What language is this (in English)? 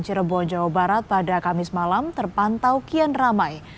Indonesian